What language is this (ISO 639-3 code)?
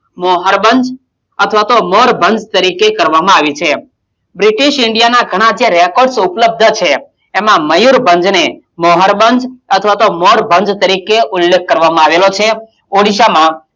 guj